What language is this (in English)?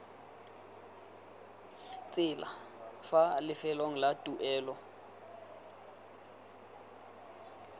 Tswana